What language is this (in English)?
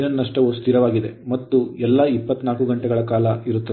Kannada